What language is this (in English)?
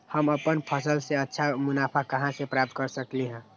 Magahi